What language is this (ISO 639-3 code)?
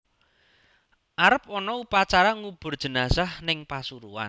jav